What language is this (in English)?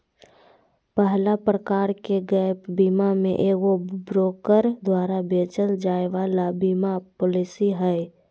Magahi